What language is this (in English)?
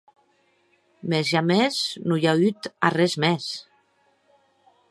Occitan